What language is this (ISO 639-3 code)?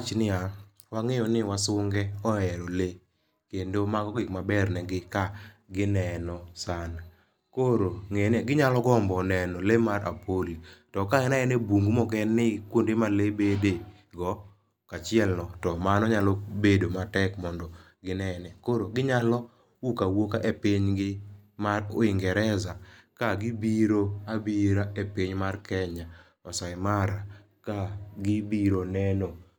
luo